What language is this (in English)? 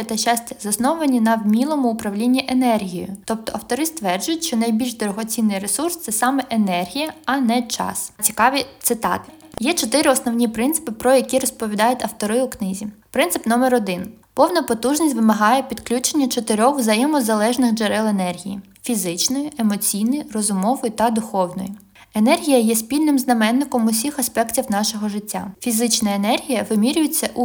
Ukrainian